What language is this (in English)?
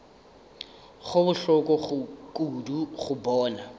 Northern Sotho